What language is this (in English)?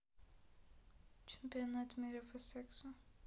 Russian